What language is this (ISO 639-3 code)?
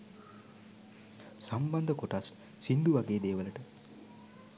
sin